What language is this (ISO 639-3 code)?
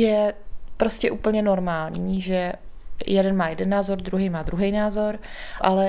ces